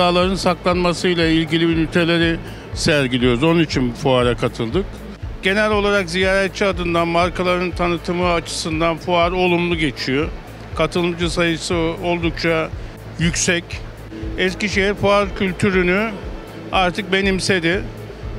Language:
Turkish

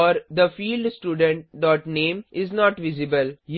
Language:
Hindi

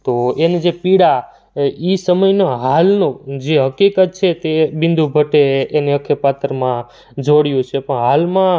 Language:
Gujarati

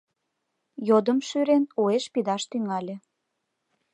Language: Mari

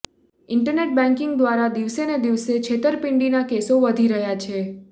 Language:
Gujarati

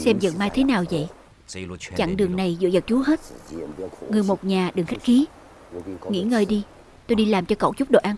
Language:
Vietnamese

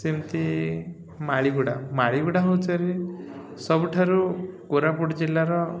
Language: Odia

